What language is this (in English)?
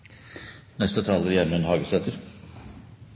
Norwegian Nynorsk